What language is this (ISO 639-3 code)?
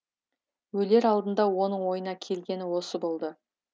kaz